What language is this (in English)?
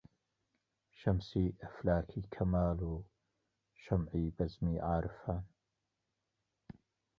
Central Kurdish